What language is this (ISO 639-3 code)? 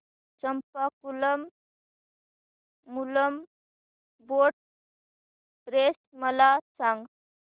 mar